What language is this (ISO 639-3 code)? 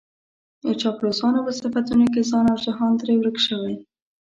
pus